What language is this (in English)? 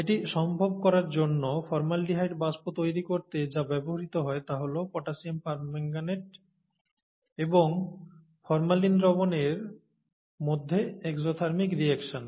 Bangla